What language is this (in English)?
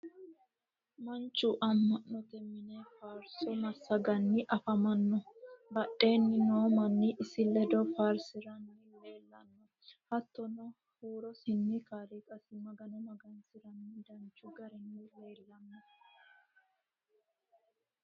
Sidamo